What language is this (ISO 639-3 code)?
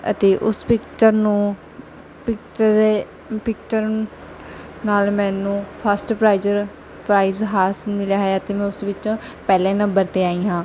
pan